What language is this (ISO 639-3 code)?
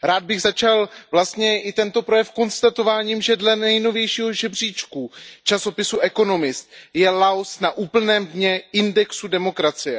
ces